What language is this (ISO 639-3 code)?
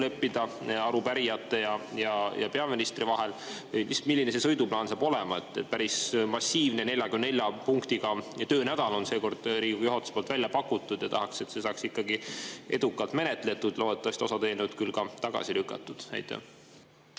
est